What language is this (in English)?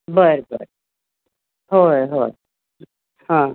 Marathi